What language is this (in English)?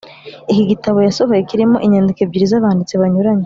Kinyarwanda